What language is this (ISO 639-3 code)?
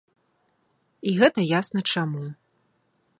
bel